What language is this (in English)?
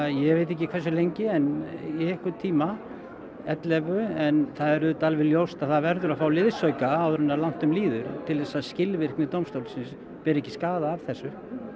Icelandic